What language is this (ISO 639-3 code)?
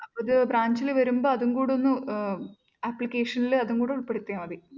mal